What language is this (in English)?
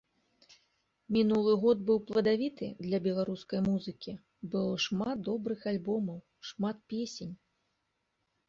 Belarusian